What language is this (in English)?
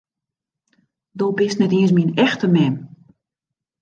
Western Frisian